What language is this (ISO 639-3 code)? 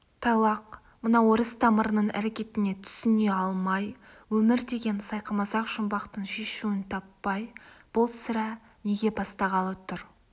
kaz